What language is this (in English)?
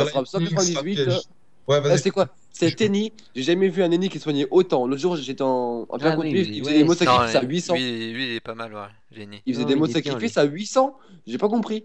French